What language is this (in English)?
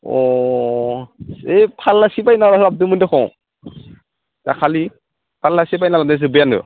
Bodo